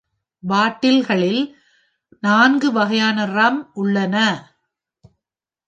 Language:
Tamil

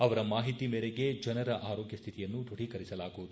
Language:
Kannada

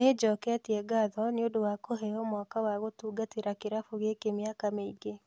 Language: Kikuyu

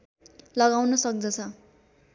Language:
Nepali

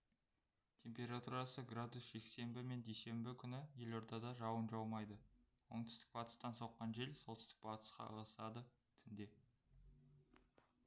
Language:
Kazakh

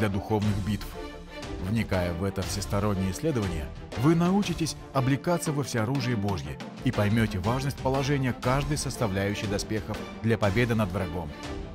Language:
Russian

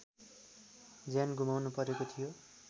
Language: Nepali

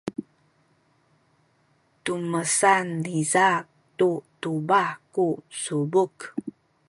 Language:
Sakizaya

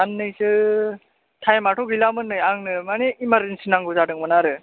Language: Bodo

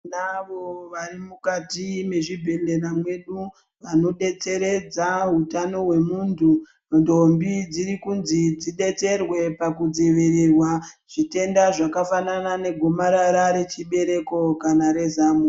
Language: Ndau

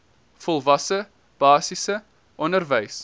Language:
Afrikaans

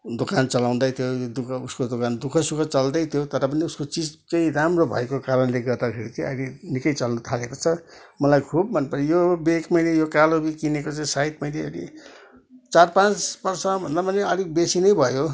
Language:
Nepali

